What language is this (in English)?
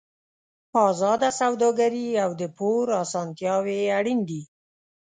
Pashto